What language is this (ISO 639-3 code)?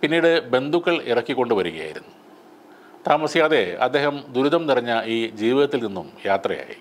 mal